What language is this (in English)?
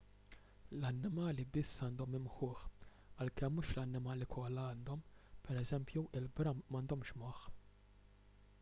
Maltese